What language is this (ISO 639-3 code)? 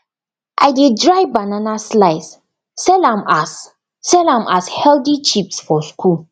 pcm